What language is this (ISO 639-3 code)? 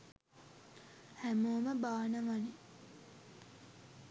sin